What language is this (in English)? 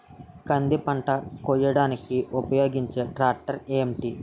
Telugu